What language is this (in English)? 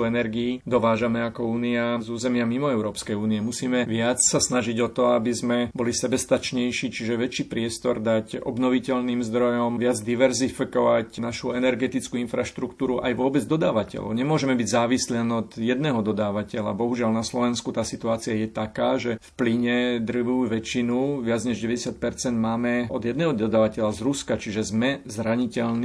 Slovak